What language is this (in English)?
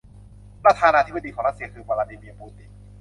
Thai